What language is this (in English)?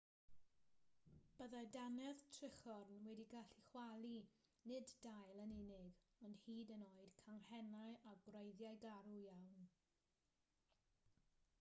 Welsh